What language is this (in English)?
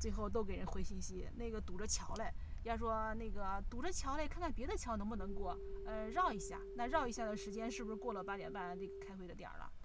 Chinese